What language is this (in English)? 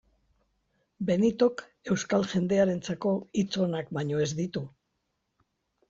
Basque